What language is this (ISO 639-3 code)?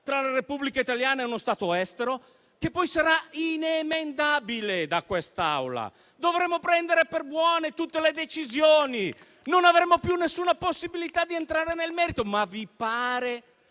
ita